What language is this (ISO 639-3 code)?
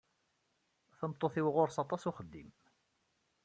kab